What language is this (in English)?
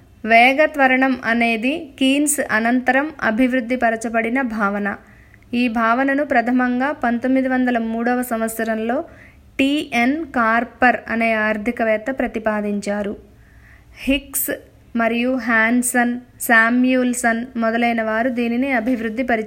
Telugu